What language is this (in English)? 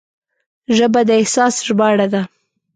Pashto